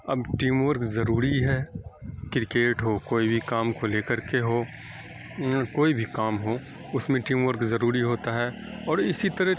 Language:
Urdu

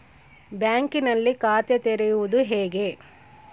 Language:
Kannada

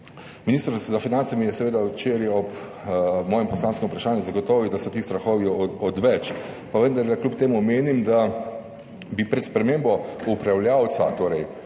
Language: Slovenian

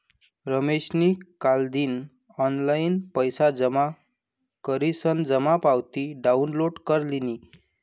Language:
Marathi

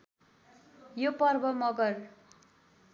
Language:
Nepali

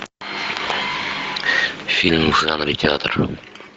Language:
Russian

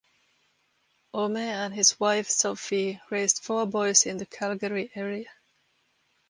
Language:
English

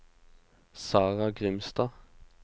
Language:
Norwegian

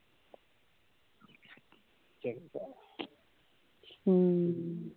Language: Punjabi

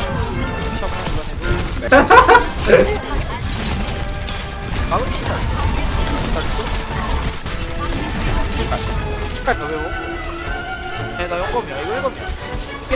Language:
Korean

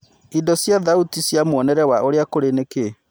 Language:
Kikuyu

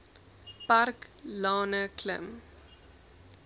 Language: Afrikaans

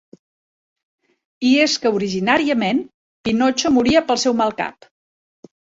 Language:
Catalan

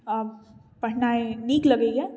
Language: Maithili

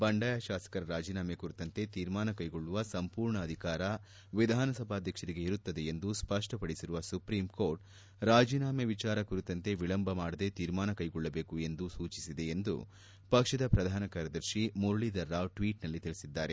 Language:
Kannada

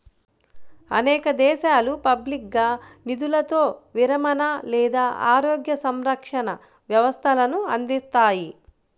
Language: Telugu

